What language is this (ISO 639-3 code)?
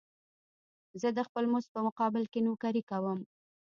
pus